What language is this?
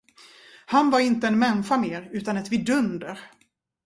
Swedish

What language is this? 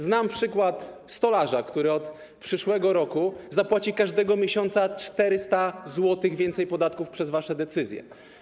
Polish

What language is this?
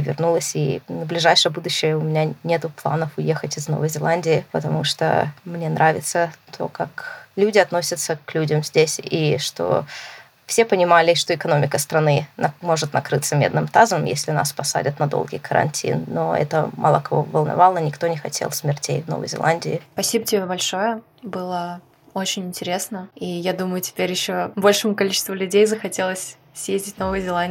Russian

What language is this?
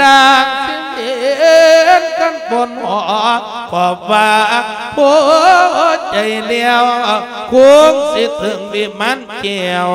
Thai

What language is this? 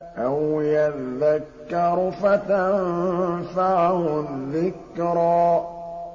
Arabic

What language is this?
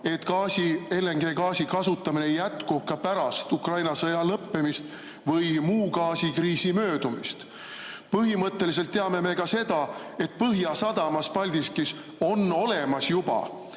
Estonian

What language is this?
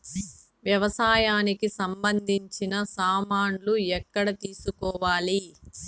Telugu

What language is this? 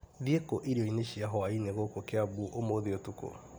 Kikuyu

